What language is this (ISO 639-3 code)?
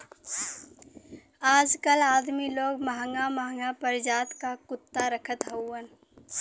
bho